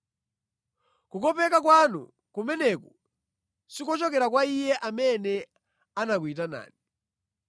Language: Nyanja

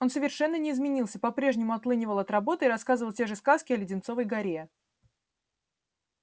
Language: Russian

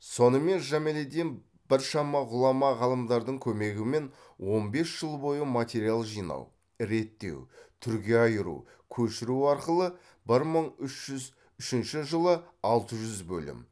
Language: Kazakh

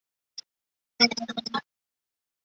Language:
Chinese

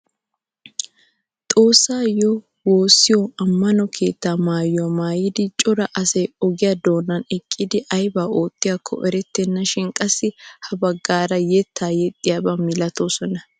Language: Wolaytta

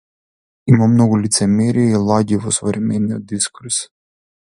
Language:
Macedonian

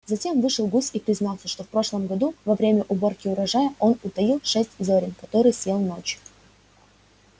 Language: Russian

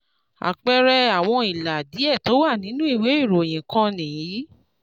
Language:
Yoruba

